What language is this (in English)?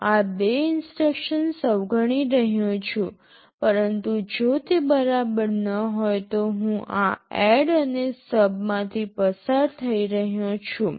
Gujarati